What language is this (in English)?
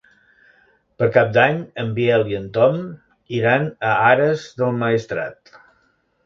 Catalan